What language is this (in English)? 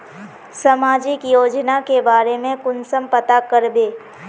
Magahi